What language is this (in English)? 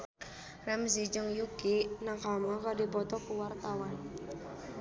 Sundanese